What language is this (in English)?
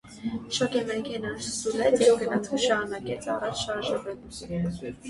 Armenian